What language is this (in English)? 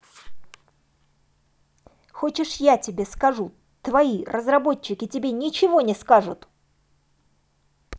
Russian